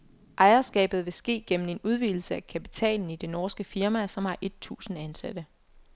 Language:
Danish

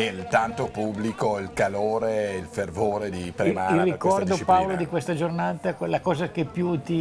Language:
Italian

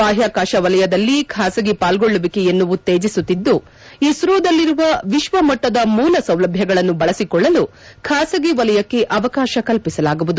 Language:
Kannada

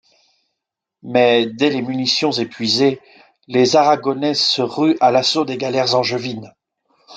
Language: French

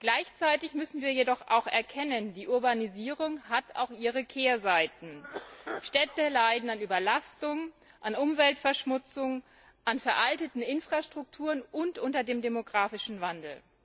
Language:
German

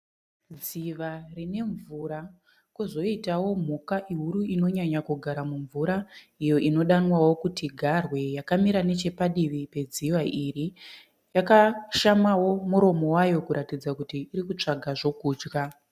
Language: Shona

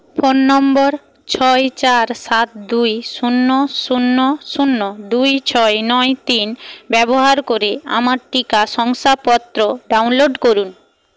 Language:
Bangla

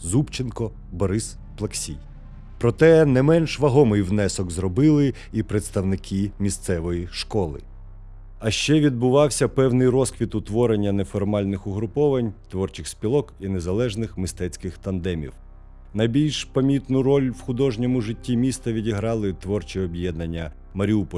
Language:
Ukrainian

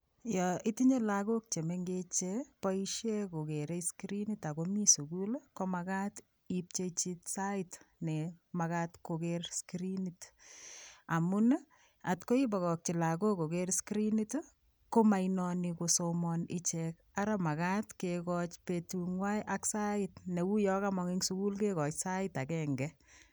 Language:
Kalenjin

